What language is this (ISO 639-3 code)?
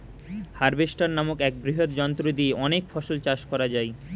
ben